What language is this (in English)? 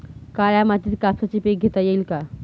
Marathi